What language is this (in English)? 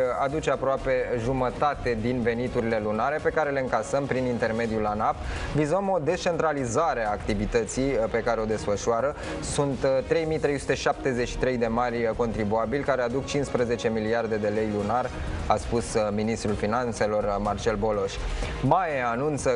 Romanian